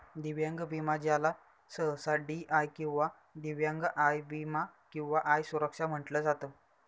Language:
Marathi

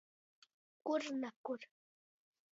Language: Latgalian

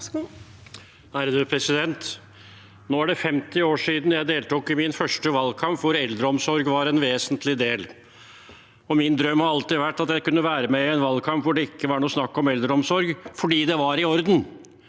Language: Norwegian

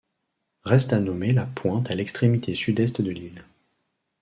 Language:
French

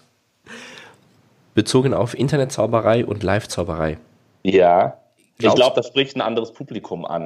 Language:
German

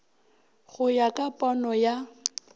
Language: Northern Sotho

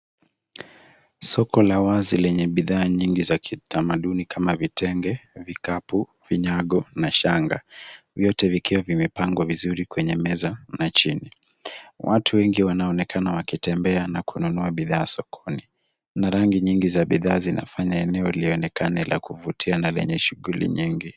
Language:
Swahili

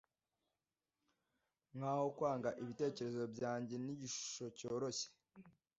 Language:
Kinyarwanda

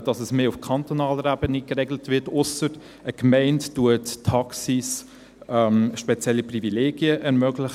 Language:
Swiss German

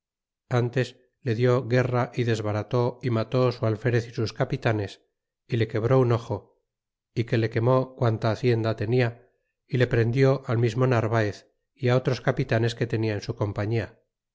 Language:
Spanish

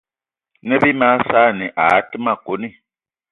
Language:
Eton (Cameroon)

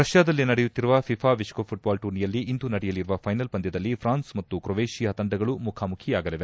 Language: Kannada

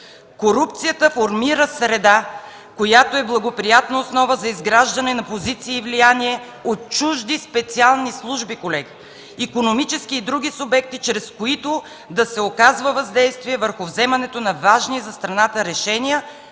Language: Bulgarian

